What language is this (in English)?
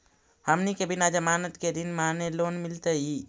Magahi